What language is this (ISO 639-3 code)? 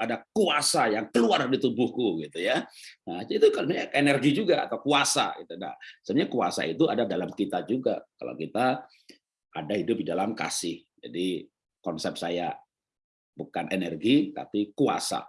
ind